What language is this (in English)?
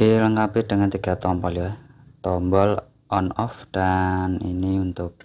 Indonesian